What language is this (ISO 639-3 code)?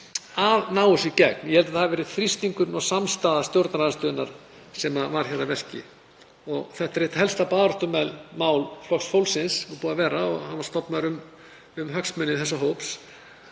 isl